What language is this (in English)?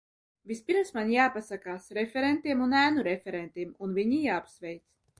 Latvian